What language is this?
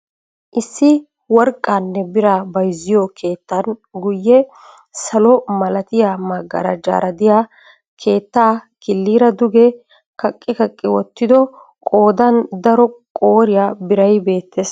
Wolaytta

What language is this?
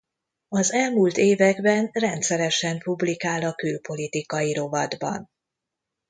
Hungarian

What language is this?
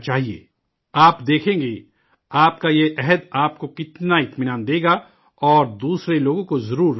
Urdu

